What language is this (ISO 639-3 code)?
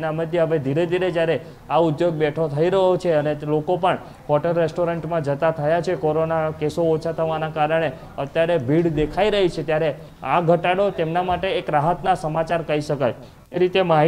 hin